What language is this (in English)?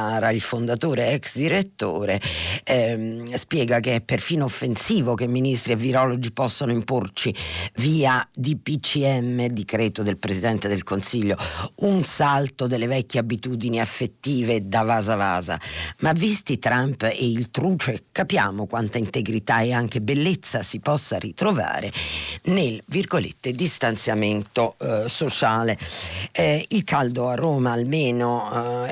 Italian